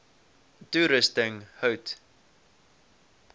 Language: Afrikaans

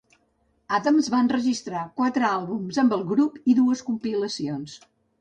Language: Catalan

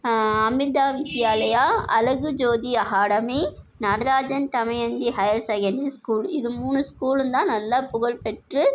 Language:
Tamil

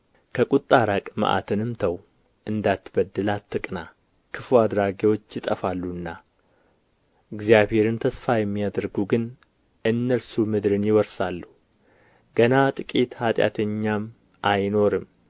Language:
Amharic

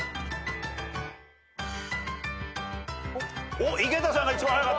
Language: Japanese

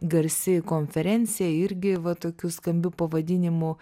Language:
Lithuanian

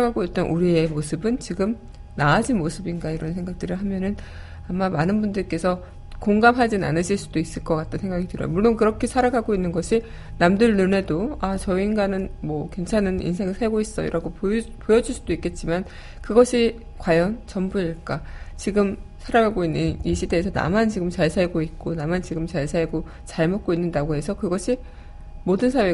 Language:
Korean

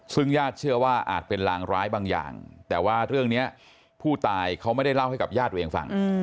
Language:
Thai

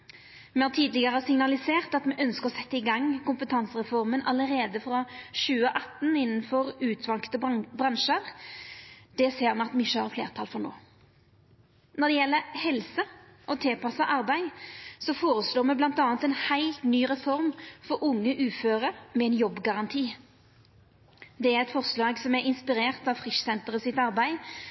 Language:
Norwegian Nynorsk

